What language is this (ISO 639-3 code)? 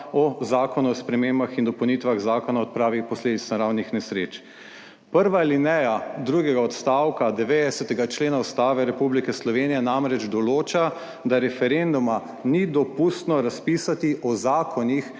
slv